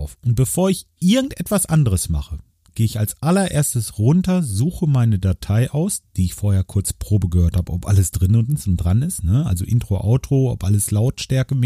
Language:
German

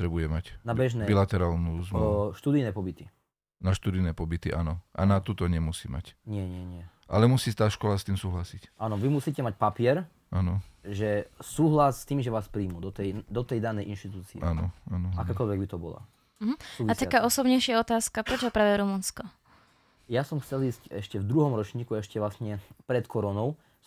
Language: Slovak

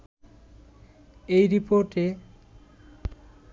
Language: Bangla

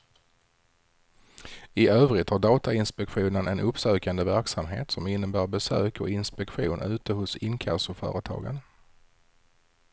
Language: Swedish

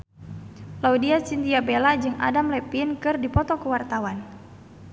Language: Sundanese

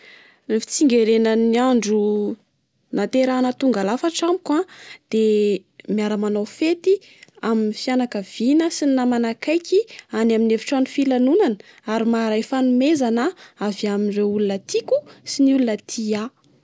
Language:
Malagasy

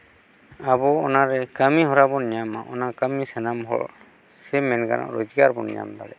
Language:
Santali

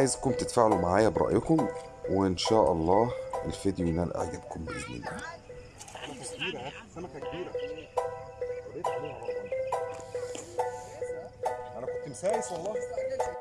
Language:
Arabic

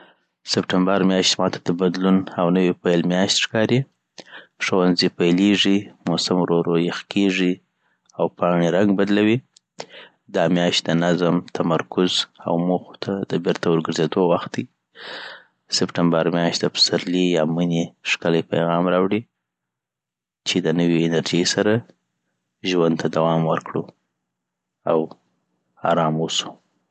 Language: Southern Pashto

